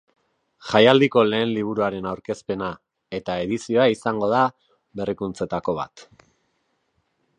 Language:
Basque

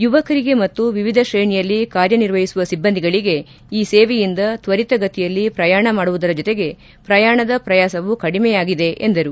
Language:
Kannada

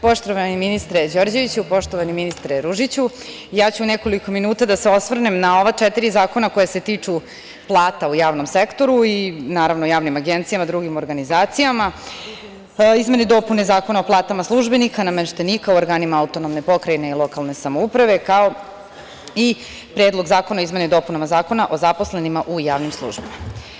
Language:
Serbian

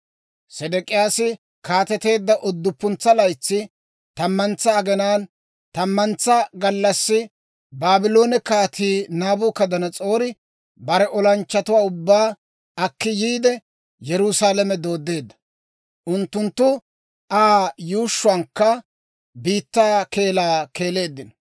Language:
Dawro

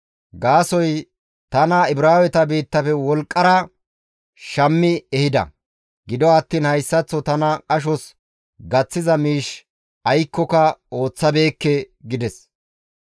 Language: Gamo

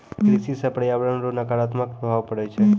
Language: Maithili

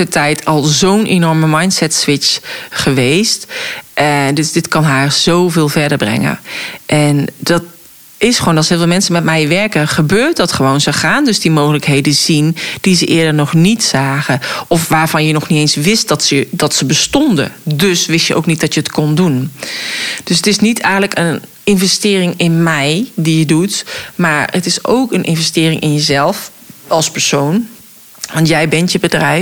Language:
Dutch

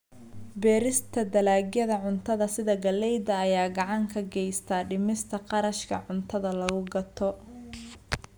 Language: Somali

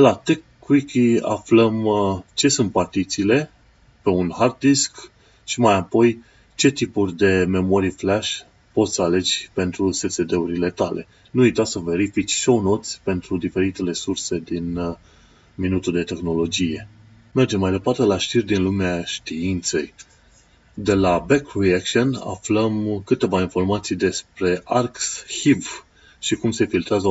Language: Romanian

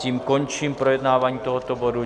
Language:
Czech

